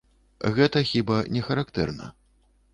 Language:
Belarusian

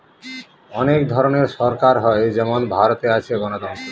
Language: Bangla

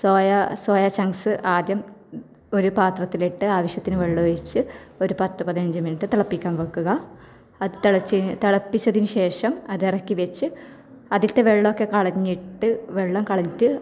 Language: Malayalam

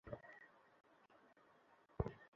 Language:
Bangla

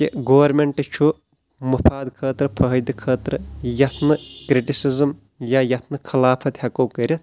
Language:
Kashmiri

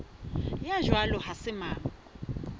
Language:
Southern Sotho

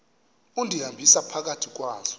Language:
Xhosa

